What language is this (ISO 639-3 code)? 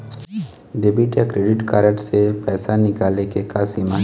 hne